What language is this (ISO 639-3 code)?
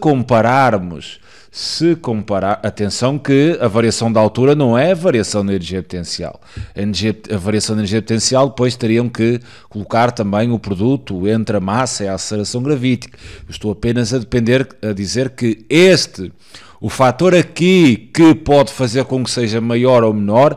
por